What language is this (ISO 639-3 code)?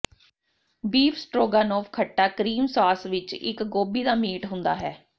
pan